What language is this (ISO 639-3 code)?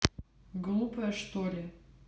rus